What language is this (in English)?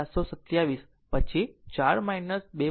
Gujarati